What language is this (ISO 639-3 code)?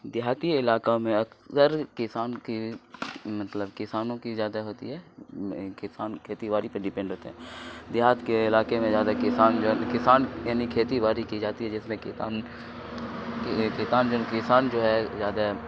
urd